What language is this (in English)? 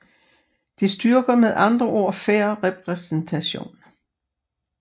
Danish